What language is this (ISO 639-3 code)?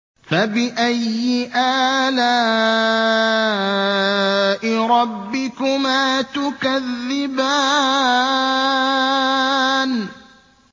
ara